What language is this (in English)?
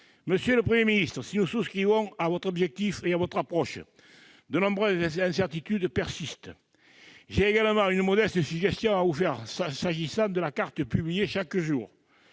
French